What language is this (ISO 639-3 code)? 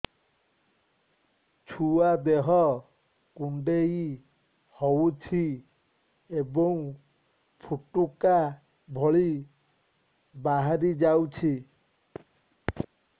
ori